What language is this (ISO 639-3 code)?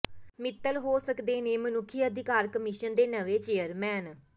pan